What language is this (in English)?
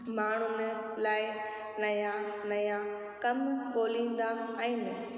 Sindhi